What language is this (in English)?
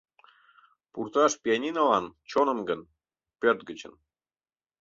Mari